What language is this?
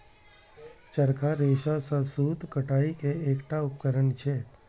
Maithili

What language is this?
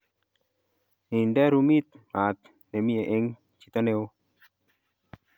Kalenjin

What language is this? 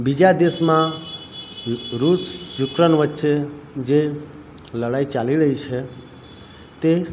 Gujarati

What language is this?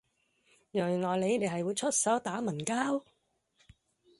Cantonese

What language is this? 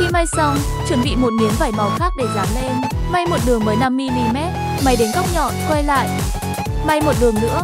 Vietnamese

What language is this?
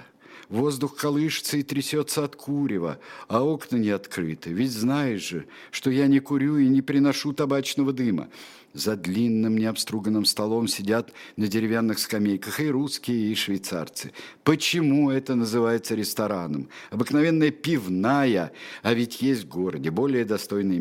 Russian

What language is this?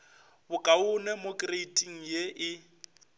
Northern Sotho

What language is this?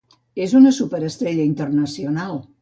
Catalan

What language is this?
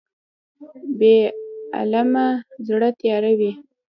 Pashto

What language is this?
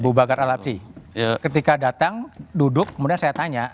Indonesian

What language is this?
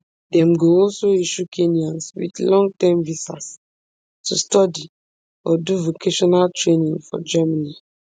Nigerian Pidgin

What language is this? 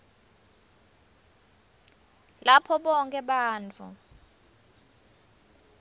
Swati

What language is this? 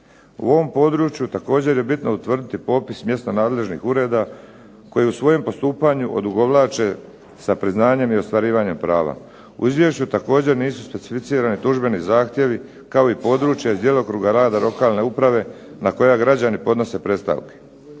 Croatian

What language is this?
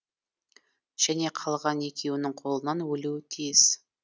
Kazakh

